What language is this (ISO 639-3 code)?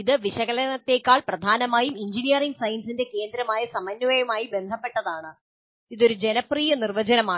mal